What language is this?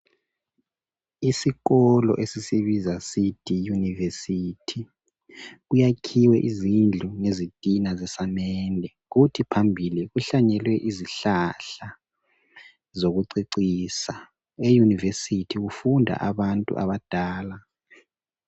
North Ndebele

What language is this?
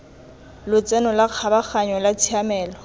Tswana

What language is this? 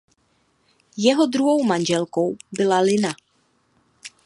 Czech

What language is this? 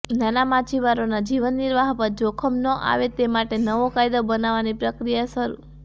Gujarati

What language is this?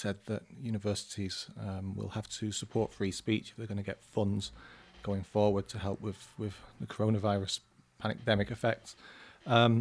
English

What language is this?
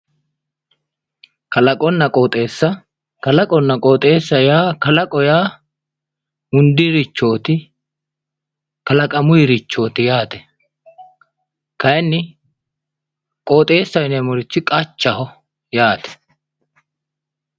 Sidamo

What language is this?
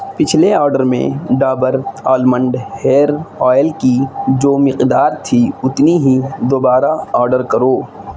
Urdu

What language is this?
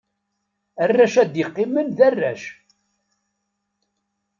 Kabyle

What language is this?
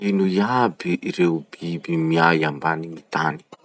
Masikoro Malagasy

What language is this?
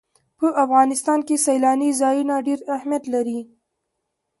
Pashto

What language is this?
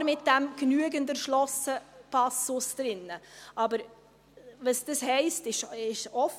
Swiss German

